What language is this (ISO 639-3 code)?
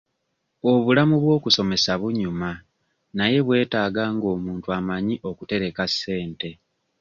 lug